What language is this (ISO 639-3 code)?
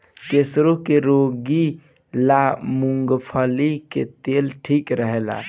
bho